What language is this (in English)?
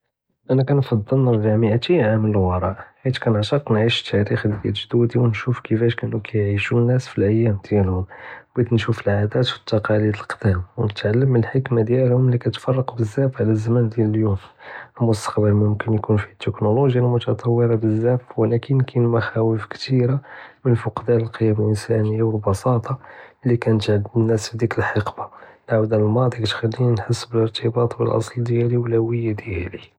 Judeo-Arabic